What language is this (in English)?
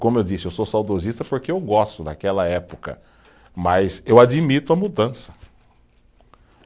Portuguese